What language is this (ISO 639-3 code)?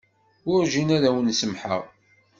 kab